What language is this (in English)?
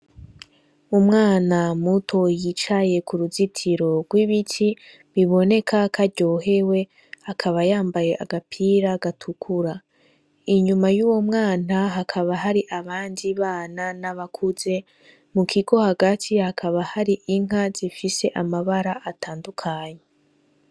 Rundi